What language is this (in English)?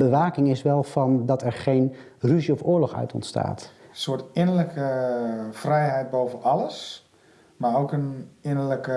Dutch